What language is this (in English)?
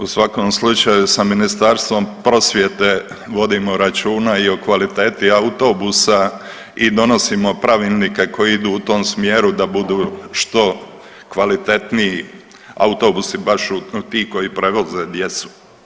Croatian